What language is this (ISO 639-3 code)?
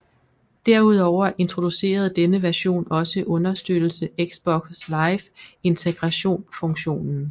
dan